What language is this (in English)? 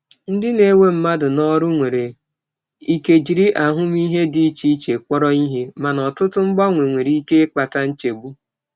Igbo